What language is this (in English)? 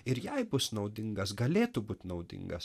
Lithuanian